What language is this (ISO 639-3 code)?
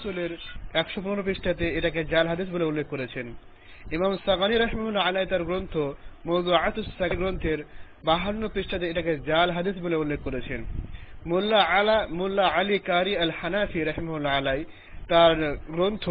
ben